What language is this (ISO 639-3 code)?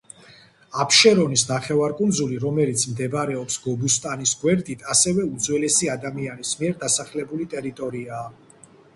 kat